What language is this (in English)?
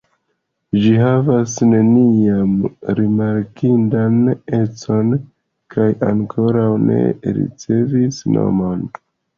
Esperanto